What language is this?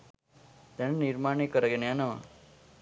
Sinhala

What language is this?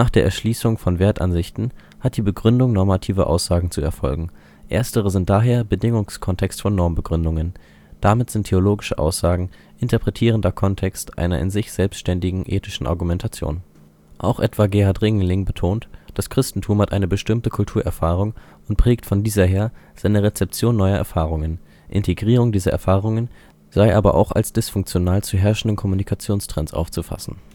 German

